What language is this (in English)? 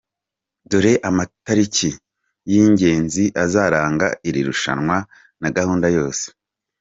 Kinyarwanda